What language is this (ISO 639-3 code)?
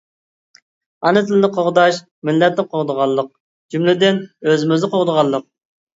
uig